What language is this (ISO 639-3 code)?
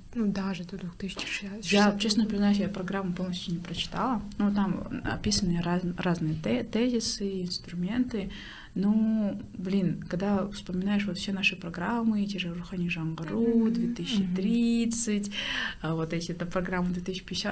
rus